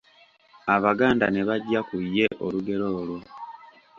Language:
Ganda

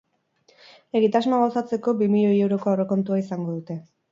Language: Basque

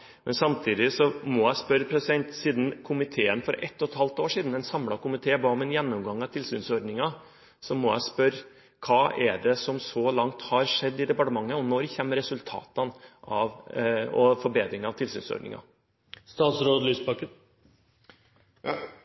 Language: Norwegian Bokmål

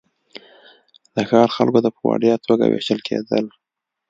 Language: Pashto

